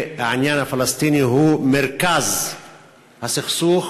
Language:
Hebrew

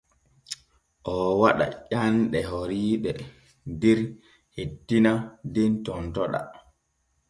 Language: Borgu Fulfulde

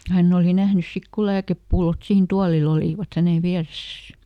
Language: Finnish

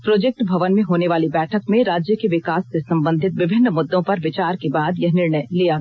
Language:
Hindi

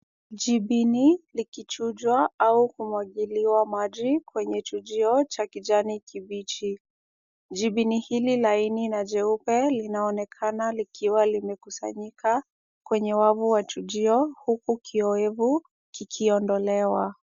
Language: Swahili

